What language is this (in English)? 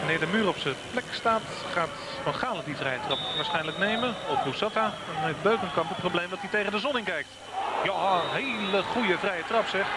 Dutch